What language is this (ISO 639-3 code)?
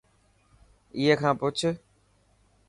mki